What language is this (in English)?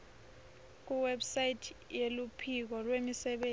Swati